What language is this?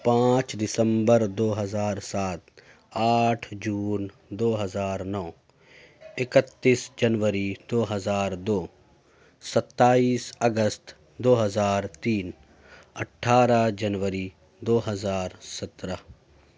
Urdu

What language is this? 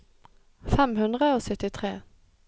Norwegian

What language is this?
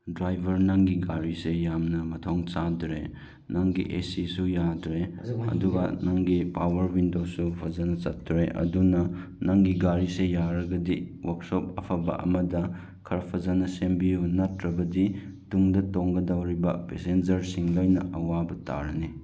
Manipuri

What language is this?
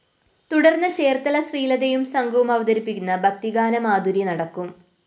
Malayalam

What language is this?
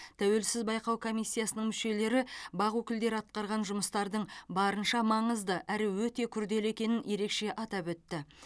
Kazakh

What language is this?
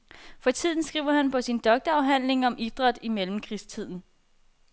Danish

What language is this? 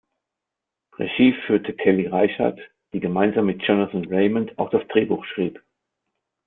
German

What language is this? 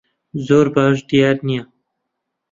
Central Kurdish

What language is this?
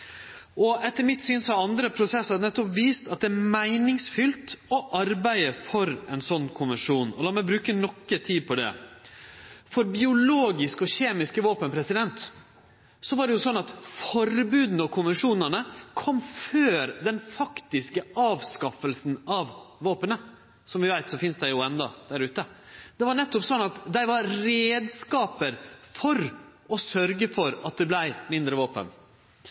Norwegian Nynorsk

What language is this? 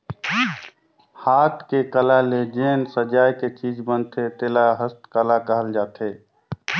Chhattisgarhi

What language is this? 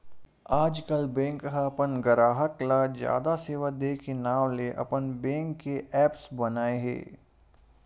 Chhattisgarhi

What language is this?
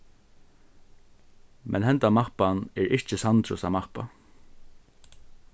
Faroese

